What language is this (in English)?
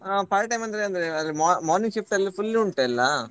Kannada